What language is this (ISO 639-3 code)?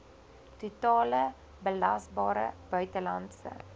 afr